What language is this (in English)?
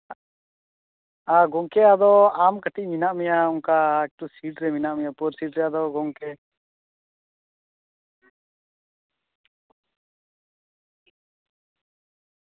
Santali